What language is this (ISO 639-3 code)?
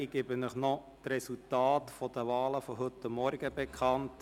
gsw